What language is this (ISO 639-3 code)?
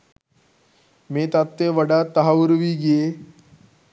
sin